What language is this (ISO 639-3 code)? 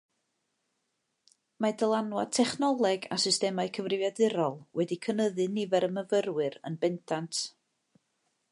cym